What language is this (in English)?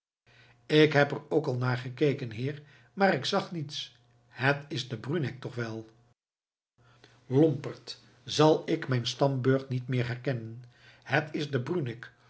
Dutch